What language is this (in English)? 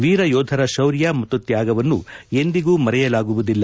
Kannada